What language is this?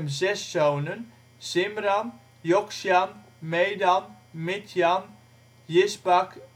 Dutch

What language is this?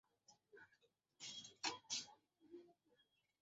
Bangla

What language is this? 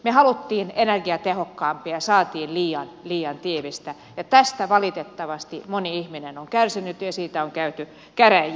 Finnish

